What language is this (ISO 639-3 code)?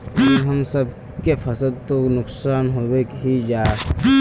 mag